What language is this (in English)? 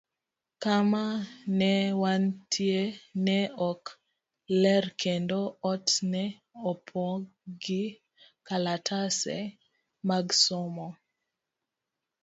Luo (Kenya and Tanzania)